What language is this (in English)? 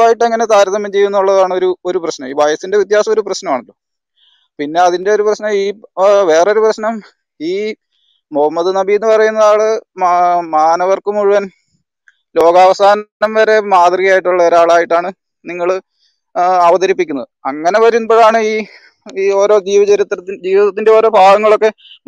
Malayalam